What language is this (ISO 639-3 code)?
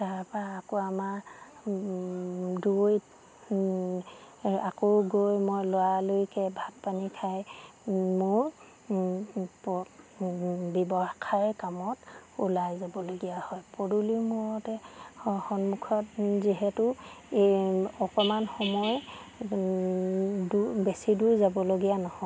asm